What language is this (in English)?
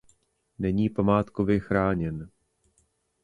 Czech